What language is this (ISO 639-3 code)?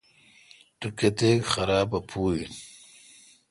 xka